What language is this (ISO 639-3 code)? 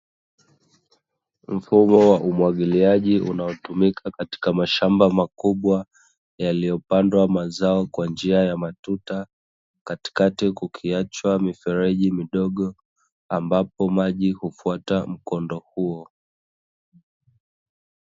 swa